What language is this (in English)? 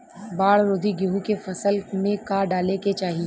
Bhojpuri